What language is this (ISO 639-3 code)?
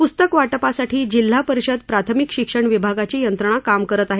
mar